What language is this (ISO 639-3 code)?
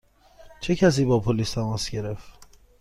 fas